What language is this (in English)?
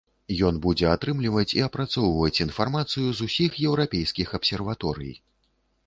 Belarusian